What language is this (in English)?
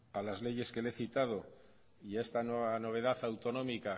Spanish